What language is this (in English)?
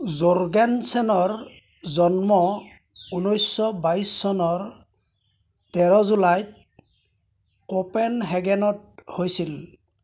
Assamese